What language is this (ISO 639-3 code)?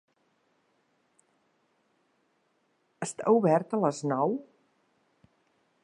cat